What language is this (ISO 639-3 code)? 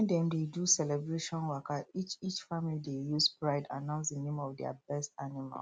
pcm